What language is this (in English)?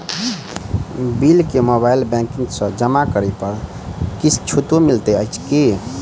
Maithili